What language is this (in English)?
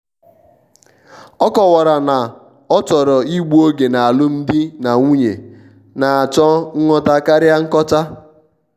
Igbo